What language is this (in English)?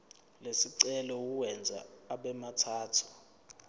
Zulu